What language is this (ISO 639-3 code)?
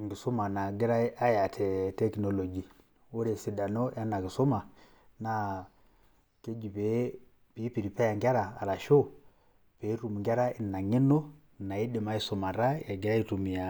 mas